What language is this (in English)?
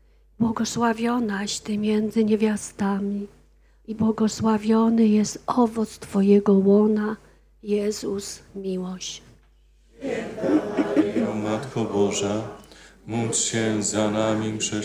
Polish